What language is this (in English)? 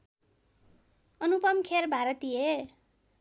Nepali